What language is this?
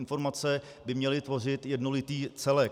Czech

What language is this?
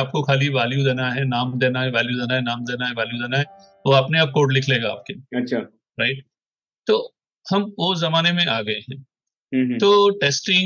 Hindi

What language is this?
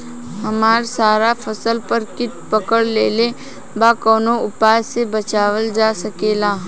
Bhojpuri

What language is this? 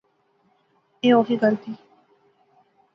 Pahari-Potwari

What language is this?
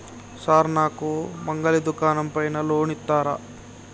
Telugu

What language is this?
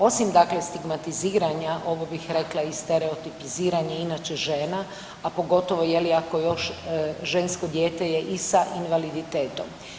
Croatian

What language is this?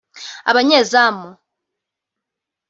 Kinyarwanda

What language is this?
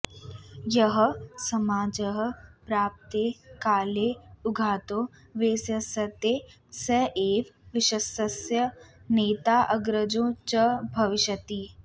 Sanskrit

